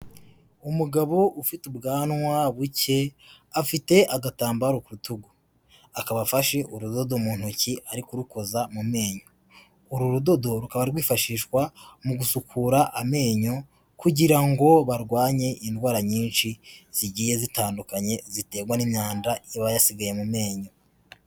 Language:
Kinyarwanda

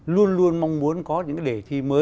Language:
Vietnamese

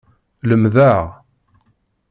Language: Kabyle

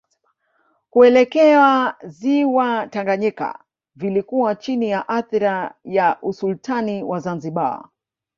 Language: Swahili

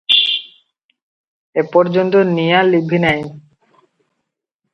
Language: Odia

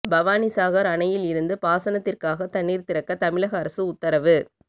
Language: Tamil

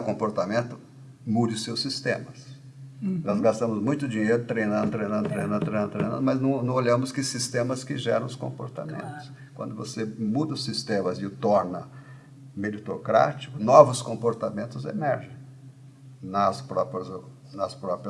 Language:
Portuguese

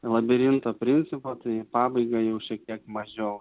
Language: Lithuanian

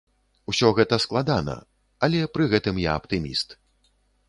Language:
Belarusian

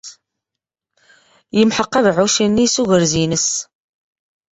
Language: Kabyle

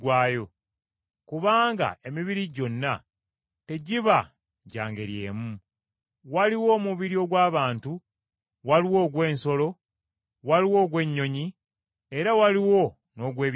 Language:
Ganda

